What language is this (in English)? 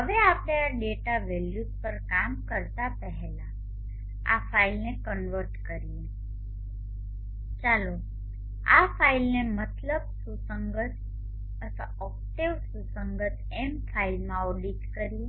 Gujarati